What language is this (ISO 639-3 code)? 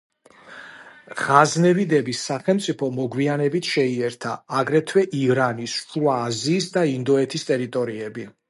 kat